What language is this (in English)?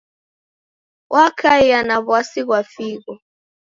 Taita